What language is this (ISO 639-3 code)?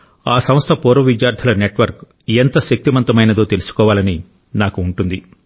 tel